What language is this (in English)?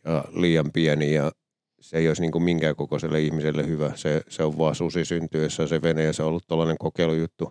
Finnish